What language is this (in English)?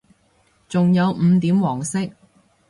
Cantonese